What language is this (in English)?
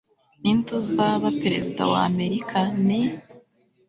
Kinyarwanda